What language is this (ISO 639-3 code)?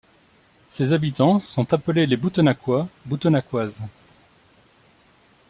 fra